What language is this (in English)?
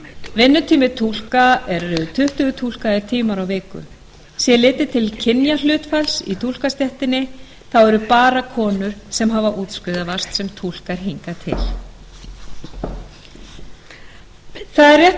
Icelandic